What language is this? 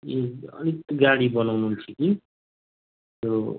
Nepali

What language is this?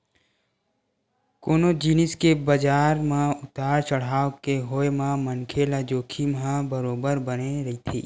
Chhattisgarhi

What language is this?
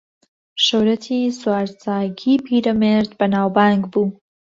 Central Kurdish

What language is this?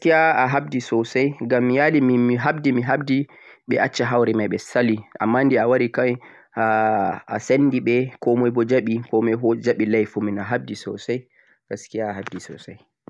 Central-Eastern Niger Fulfulde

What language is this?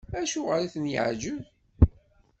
Kabyle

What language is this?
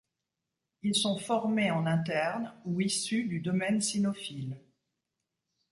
French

